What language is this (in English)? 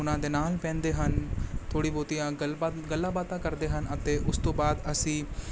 Punjabi